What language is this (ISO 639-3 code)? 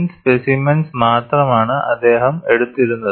mal